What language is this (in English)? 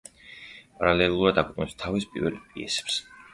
Georgian